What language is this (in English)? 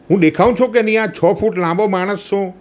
Gujarati